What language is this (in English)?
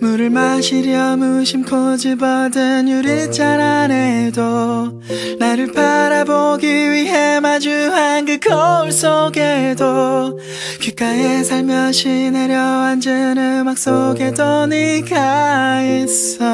Korean